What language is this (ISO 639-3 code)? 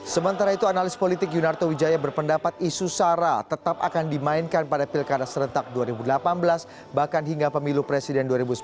ind